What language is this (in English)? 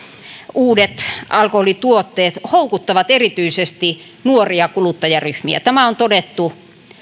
Finnish